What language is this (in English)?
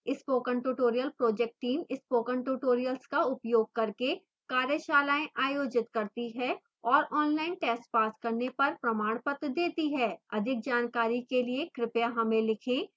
Hindi